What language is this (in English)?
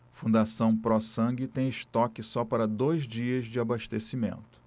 Portuguese